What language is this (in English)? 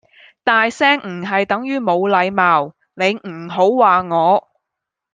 Cantonese